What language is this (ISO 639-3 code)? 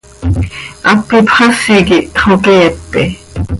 sei